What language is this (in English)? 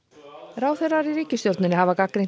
Icelandic